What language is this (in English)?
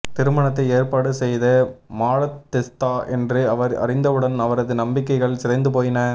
Tamil